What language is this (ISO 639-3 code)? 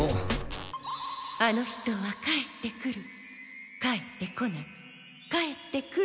jpn